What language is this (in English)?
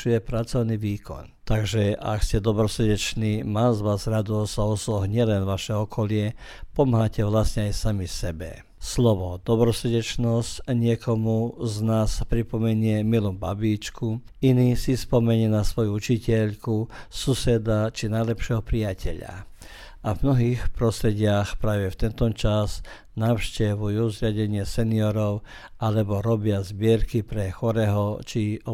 Croatian